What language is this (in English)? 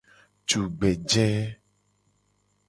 Gen